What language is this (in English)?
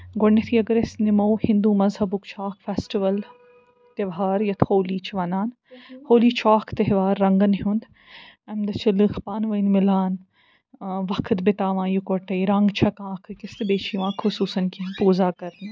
Kashmiri